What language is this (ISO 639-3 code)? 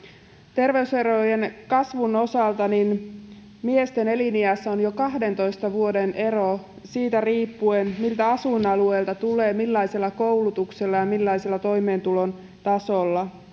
fin